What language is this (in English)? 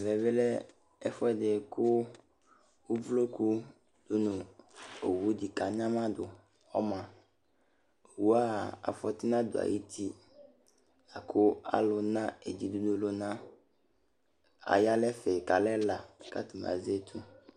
Ikposo